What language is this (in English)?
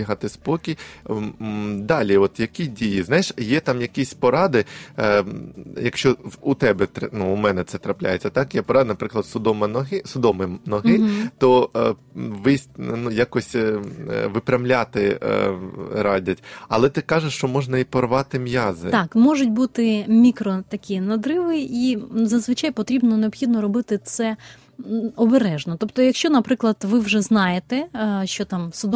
Ukrainian